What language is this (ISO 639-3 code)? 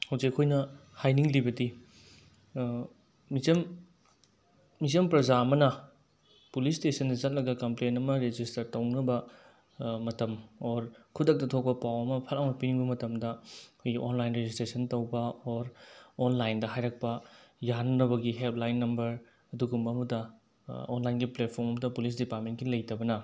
mni